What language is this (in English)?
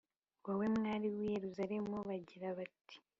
Kinyarwanda